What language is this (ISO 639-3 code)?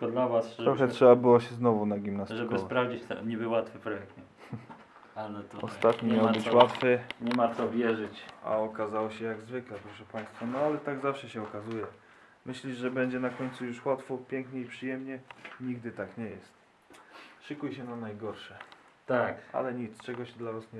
pol